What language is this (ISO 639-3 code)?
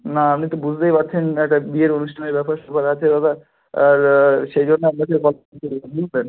ben